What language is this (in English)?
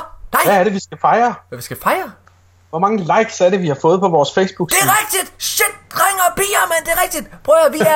Danish